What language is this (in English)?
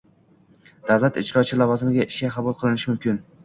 Uzbek